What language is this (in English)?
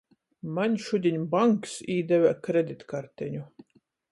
Latgalian